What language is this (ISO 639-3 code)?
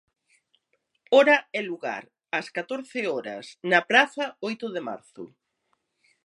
glg